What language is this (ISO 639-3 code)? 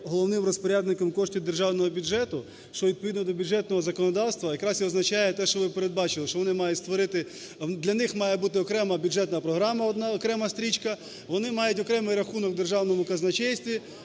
ukr